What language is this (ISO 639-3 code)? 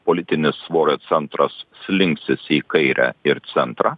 lit